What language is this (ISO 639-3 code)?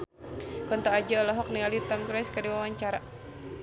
sun